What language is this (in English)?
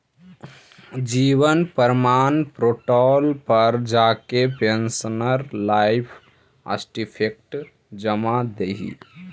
Magahi